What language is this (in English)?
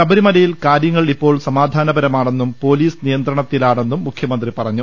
Malayalam